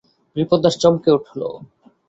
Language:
Bangla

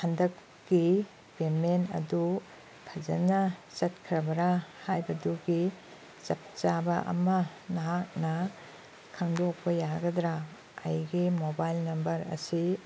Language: Manipuri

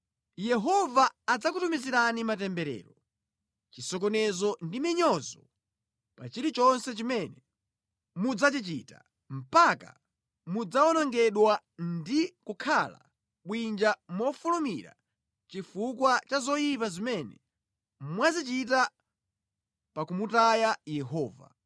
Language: Nyanja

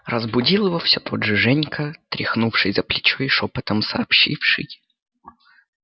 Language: Russian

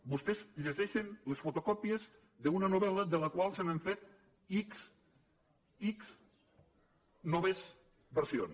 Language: Catalan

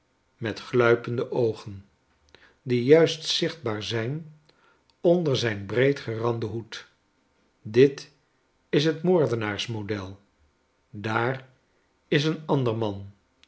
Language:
Dutch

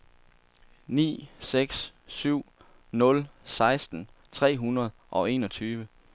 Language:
Danish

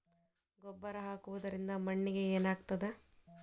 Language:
Kannada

